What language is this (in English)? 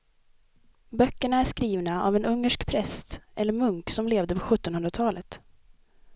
Swedish